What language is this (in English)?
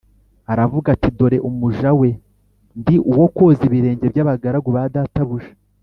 Kinyarwanda